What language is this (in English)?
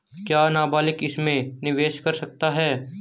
Hindi